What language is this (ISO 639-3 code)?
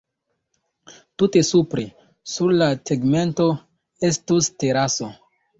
epo